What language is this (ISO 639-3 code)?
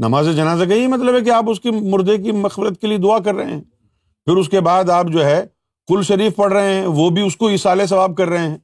urd